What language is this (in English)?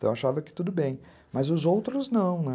Portuguese